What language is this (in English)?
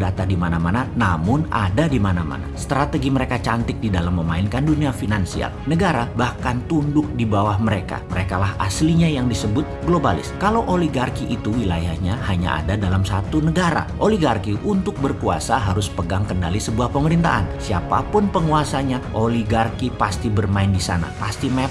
Indonesian